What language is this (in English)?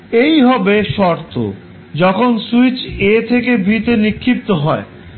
Bangla